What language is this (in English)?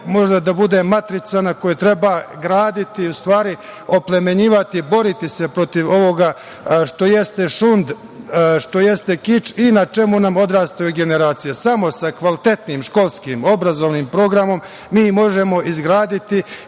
Serbian